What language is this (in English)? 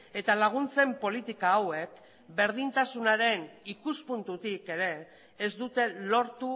Basque